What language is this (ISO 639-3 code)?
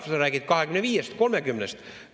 est